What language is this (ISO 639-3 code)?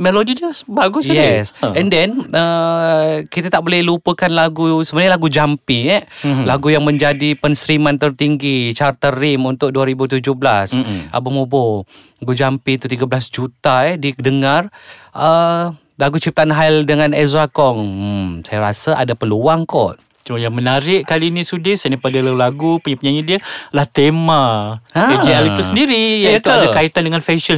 msa